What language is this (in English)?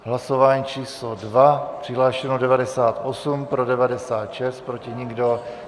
Czech